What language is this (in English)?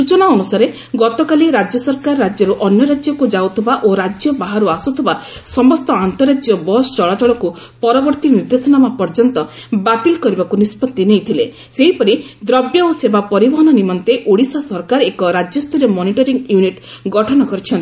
Odia